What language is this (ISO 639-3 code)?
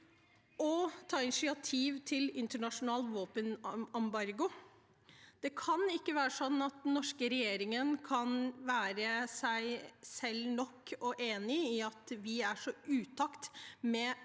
nor